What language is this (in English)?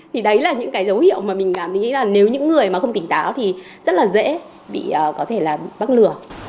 Vietnamese